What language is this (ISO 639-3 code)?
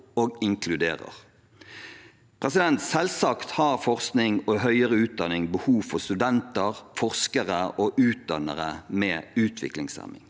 nor